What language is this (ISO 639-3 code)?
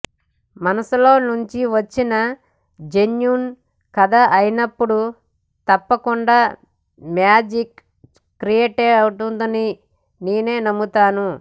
tel